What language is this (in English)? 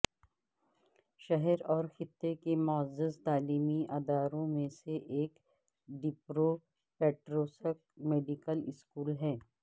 Urdu